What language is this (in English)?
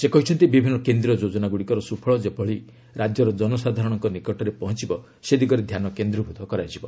Odia